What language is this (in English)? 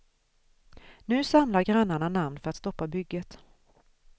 Swedish